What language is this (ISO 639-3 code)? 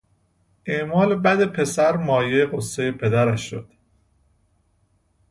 fas